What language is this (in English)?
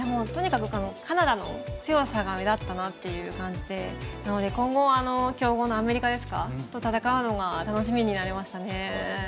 Japanese